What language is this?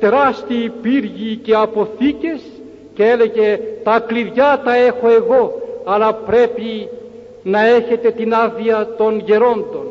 Greek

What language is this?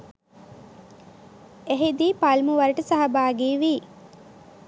Sinhala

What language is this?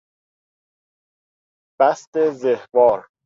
Persian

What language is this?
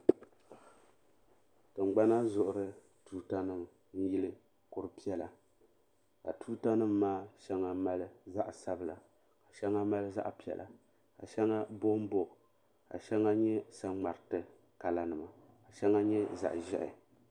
Dagbani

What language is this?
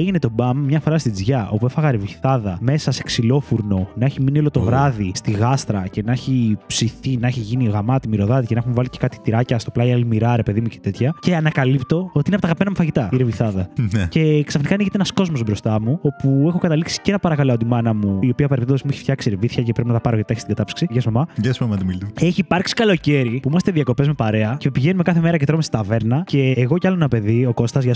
Greek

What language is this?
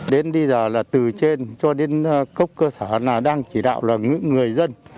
Vietnamese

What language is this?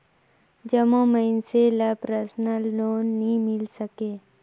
Chhattisgarhi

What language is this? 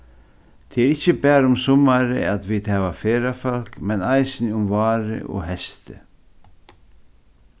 Faroese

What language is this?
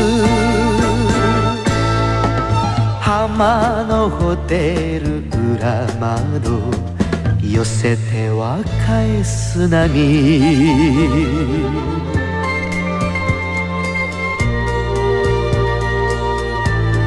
Korean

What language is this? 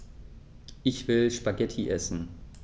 German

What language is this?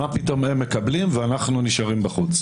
Hebrew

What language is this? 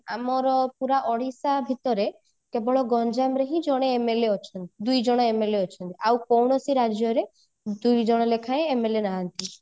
Odia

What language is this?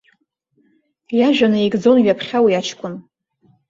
Abkhazian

